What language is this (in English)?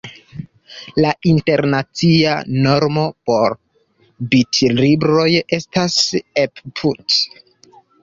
Esperanto